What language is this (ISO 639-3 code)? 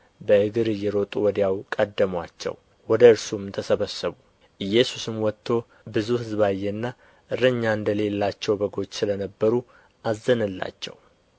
amh